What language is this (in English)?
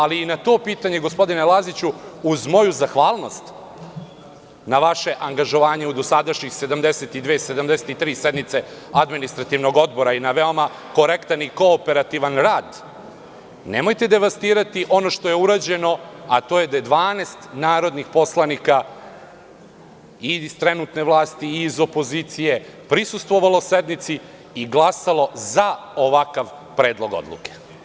Serbian